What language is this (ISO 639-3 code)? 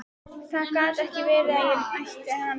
isl